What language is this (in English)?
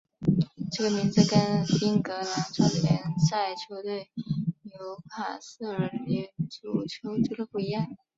Chinese